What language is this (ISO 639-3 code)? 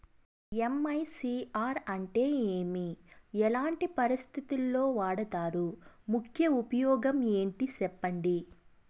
tel